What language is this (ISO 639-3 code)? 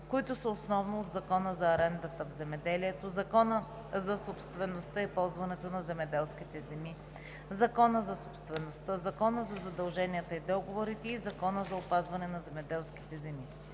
bul